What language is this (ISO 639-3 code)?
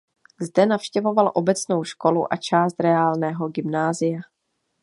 ces